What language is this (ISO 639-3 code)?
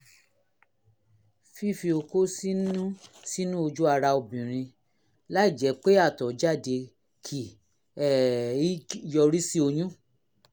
yor